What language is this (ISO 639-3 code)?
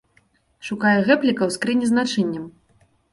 bel